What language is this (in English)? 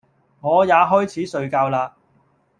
Cantonese